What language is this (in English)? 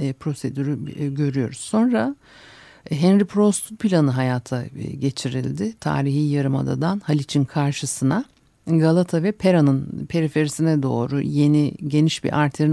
Turkish